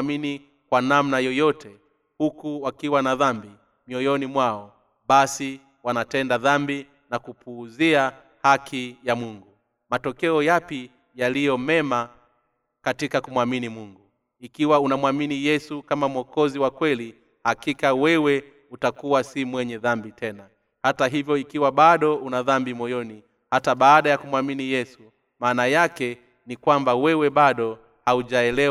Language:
Swahili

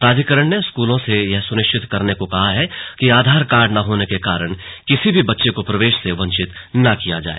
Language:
Hindi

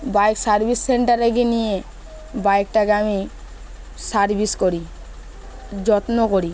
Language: Bangla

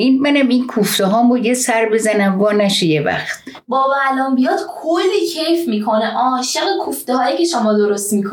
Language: Persian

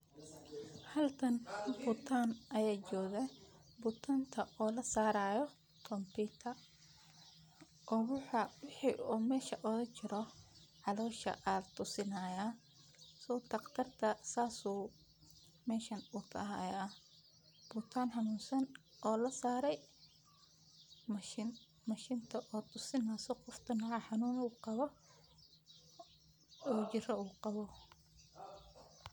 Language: Somali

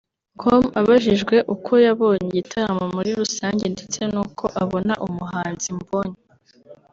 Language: Kinyarwanda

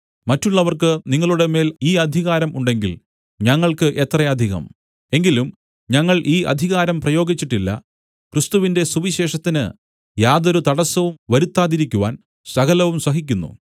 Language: Malayalam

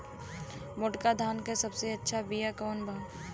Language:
Bhojpuri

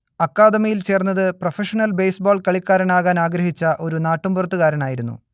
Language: Malayalam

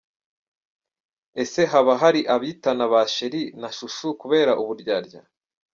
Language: Kinyarwanda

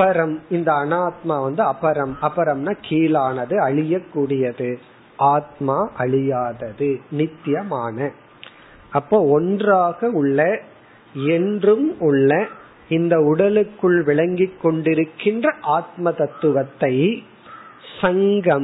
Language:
Tamil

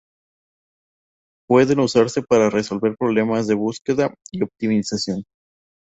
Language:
Spanish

